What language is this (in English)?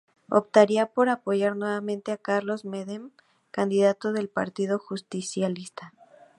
Spanish